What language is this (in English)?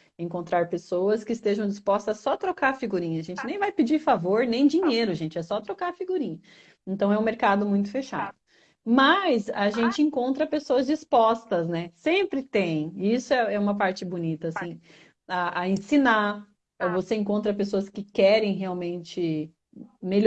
Portuguese